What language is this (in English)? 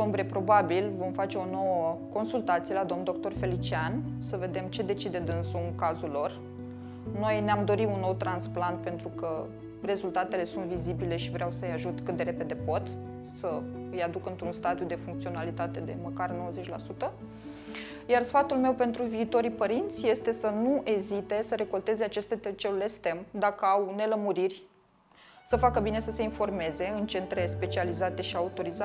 Romanian